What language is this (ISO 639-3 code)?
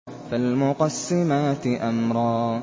ara